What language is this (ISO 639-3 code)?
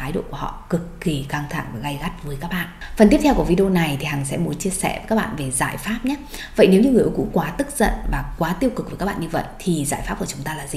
vie